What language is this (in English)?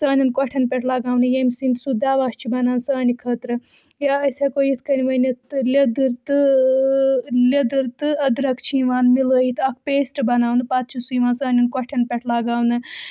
Kashmiri